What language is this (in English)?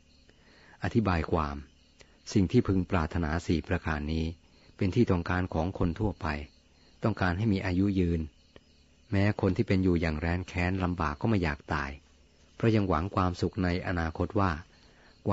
Thai